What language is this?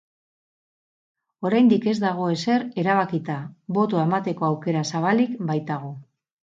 Basque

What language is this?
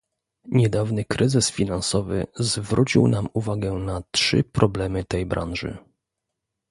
Polish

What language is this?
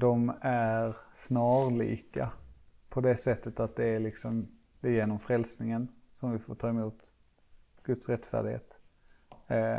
Swedish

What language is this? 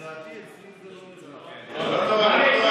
Hebrew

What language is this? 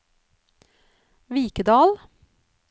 Norwegian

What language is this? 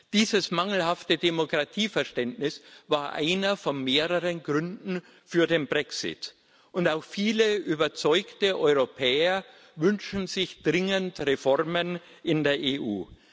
German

